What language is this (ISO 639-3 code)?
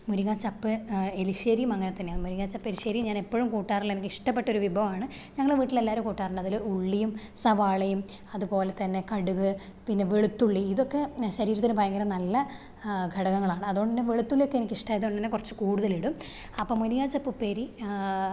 mal